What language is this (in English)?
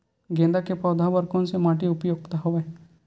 Chhattisgarhi